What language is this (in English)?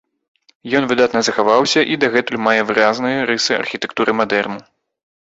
Belarusian